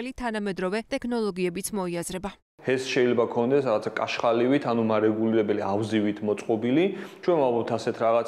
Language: Romanian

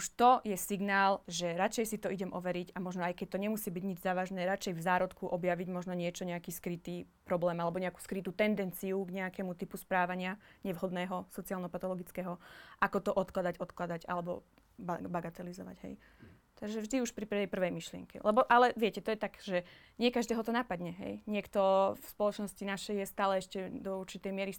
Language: Slovak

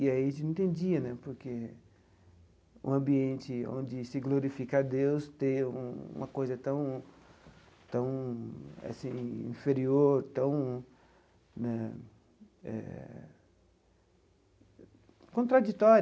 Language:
Portuguese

